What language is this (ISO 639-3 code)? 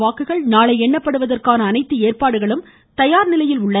tam